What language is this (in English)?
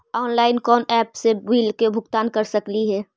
Magahi